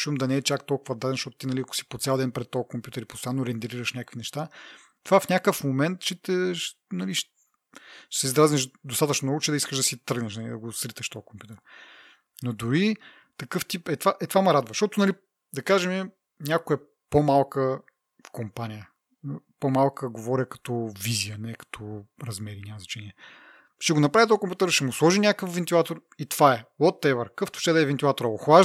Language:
Bulgarian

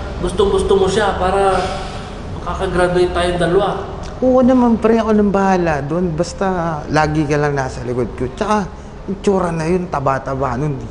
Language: Filipino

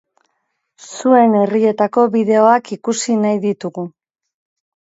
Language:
Basque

